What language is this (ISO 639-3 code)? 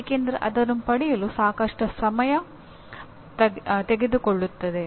kan